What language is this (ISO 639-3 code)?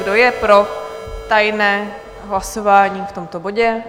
ces